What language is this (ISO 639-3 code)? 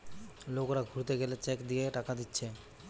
ben